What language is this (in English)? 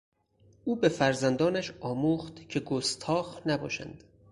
Persian